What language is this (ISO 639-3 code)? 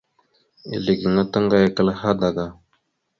mxu